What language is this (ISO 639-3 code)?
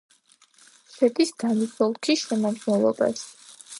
kat